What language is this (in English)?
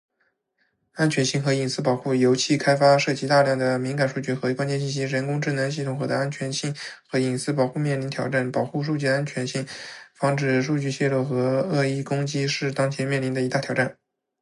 Chinese